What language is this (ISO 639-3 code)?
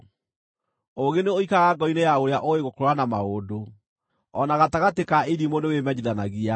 kik